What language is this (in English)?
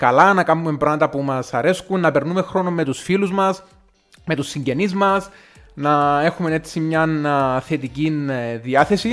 Greek